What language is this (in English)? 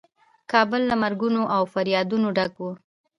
Pashto